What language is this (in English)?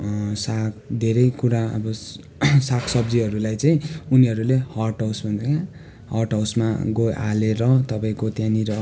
Nepali